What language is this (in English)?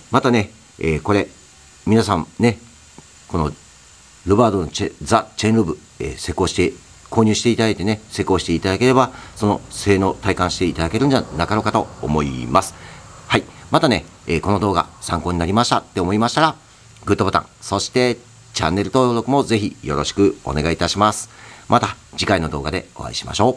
Japanese